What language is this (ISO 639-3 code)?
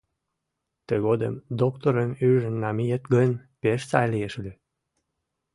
chm